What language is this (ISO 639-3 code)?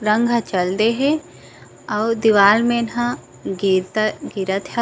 hne